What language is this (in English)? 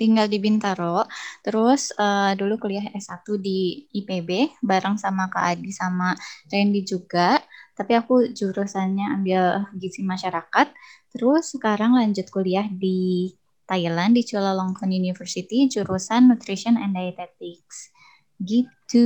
Indonesian